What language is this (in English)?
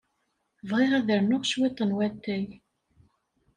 Kabyle